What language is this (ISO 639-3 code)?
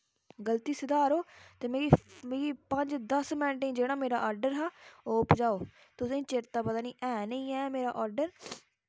doi